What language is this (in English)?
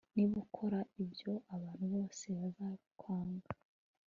Kinyarwanda